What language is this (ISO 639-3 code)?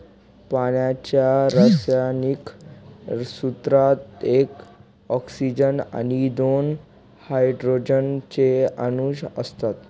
mar